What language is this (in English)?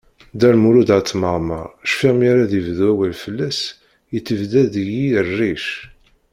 Kabyle